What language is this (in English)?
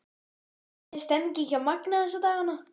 Icelandic